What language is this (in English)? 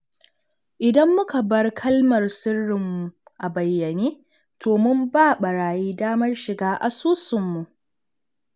Hausa